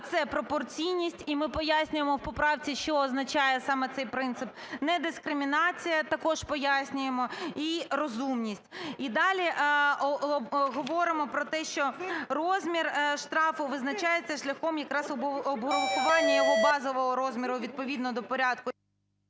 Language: Ukrainian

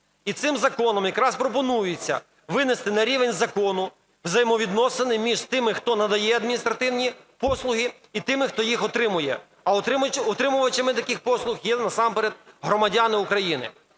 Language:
Ukrainian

